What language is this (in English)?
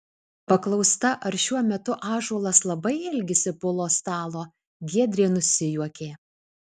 Lithuanian